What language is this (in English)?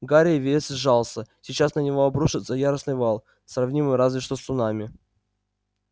Russian